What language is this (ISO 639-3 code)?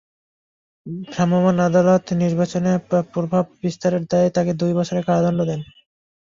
ben